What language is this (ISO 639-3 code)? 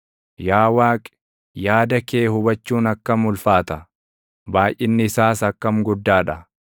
orm